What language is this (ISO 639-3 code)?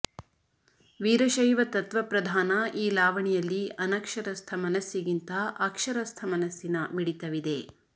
kan